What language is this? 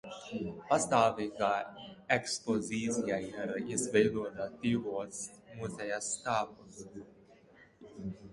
Latvian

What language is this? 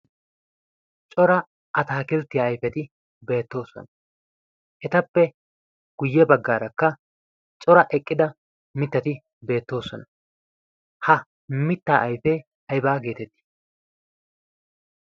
Wolaytta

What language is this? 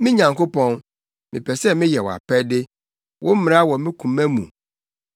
Akan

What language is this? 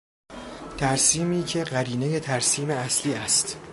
Persian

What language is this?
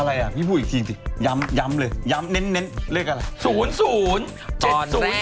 Thai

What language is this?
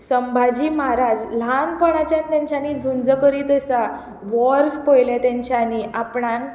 Konkani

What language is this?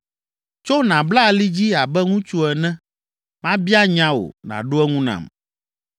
Ewe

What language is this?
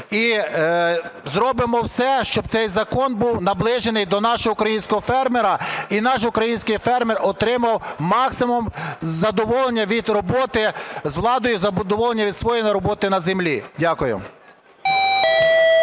Ukrainian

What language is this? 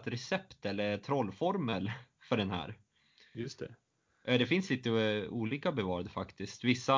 Swedish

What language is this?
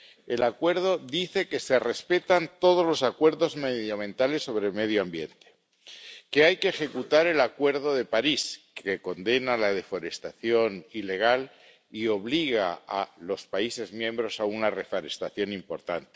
Spanish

